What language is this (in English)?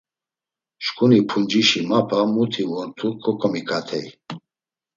Laz